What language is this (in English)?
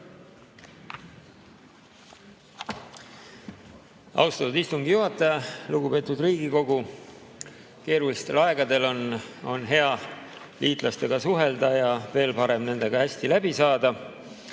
Estonian